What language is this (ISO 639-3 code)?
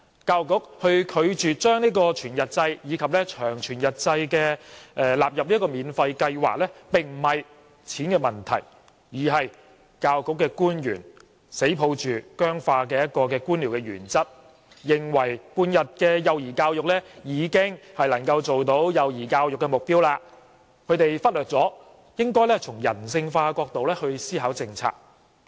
yue